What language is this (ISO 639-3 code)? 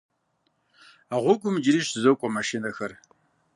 kbd